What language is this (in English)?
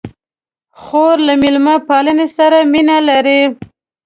Pashto